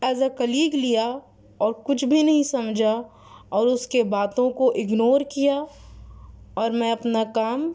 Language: Urdu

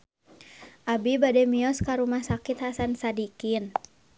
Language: Sundanese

